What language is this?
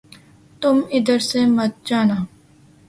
Urdu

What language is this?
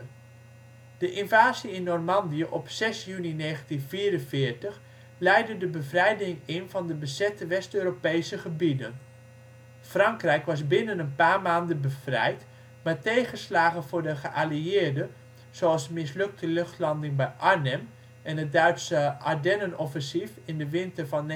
Dutch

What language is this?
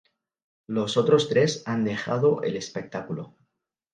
Spanish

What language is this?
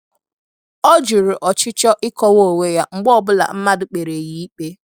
Igbo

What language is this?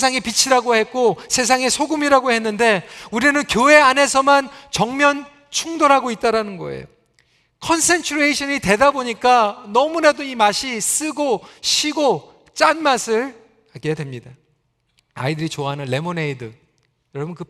Korean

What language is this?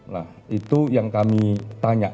Indonesian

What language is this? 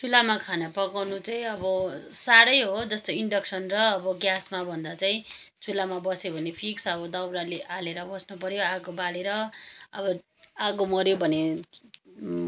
Nepali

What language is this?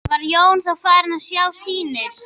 Icelandic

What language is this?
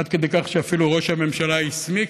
Hebrew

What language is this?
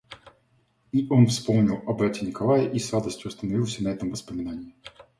Russian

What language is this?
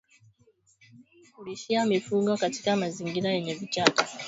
Swahili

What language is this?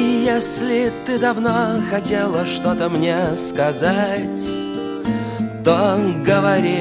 Russian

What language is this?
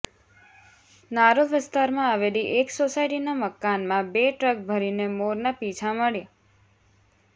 Gujarati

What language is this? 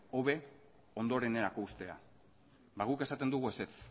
Basque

